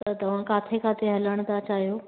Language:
Sindhi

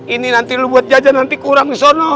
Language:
Indonesian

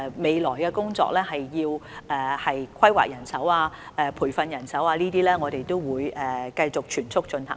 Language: Cantonese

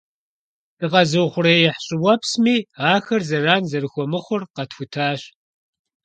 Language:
Kabardian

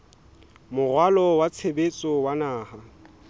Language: Southern Sotho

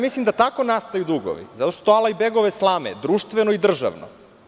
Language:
Serbian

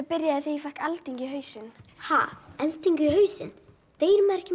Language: Icelandic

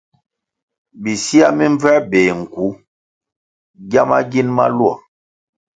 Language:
Kwasio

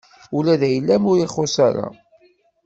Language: Kabyle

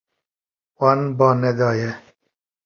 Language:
Kurdish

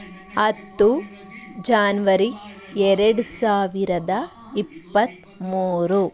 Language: Kannada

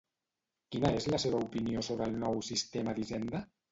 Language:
Catalan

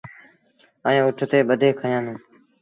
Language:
Sindhi Bhil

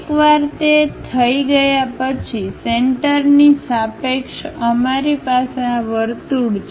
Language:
Gujarati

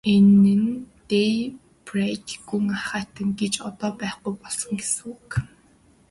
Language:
Mongolian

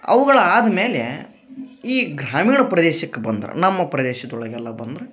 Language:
Kannada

